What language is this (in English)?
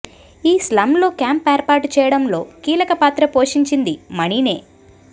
Telugu